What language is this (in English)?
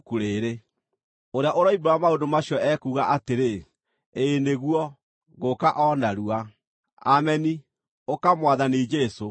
Kikuyu